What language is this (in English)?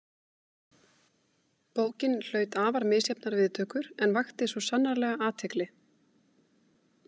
Icelandic